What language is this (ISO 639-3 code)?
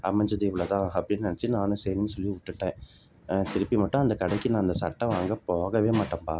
tam